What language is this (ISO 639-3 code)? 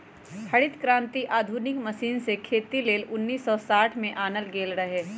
mag